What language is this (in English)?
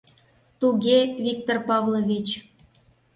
Mari